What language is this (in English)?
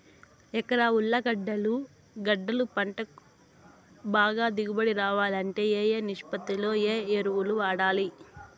Telugu